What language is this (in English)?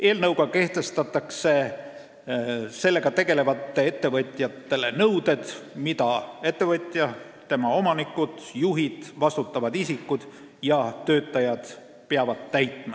Estonian